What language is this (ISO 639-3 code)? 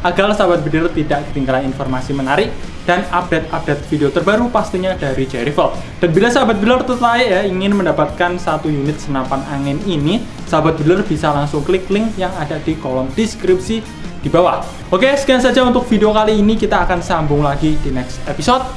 ind